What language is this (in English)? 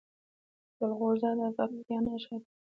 Pashto